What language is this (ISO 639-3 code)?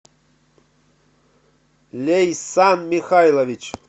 rus